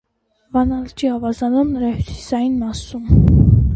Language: Armenian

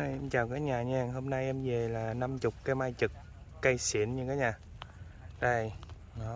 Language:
Vietnamese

